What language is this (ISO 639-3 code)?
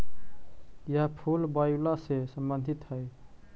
mag